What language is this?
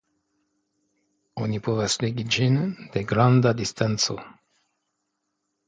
Esperanto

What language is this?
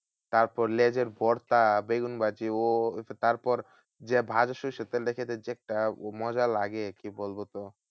Bangla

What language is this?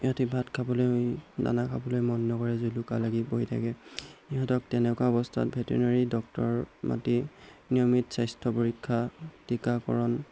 Assamese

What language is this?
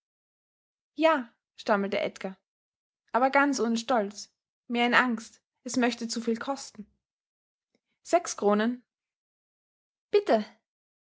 German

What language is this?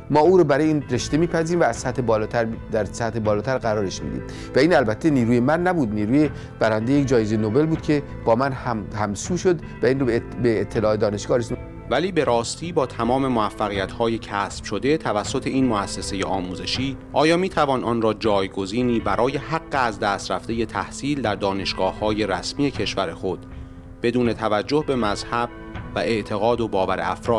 Persian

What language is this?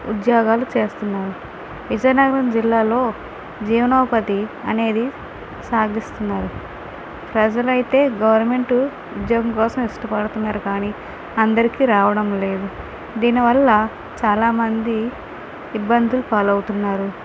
Telugu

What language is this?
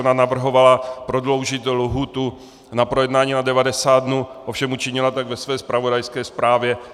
Czech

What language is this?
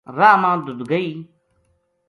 Gujari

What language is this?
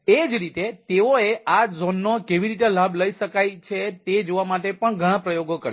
Gujarati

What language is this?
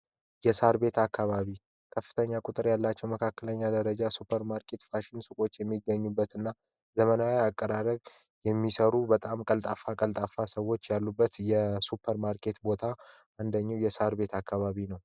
Amharic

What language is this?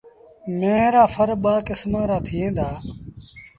Sindhi Bhil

